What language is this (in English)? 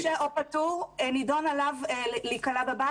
Hebrew